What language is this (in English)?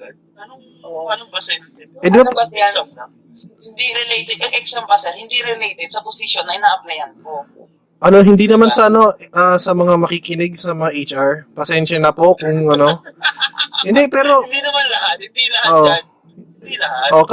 Filipino